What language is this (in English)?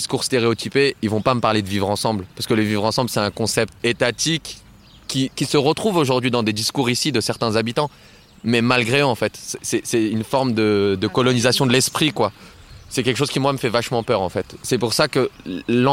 French